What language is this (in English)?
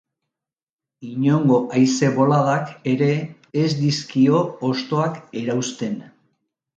Basque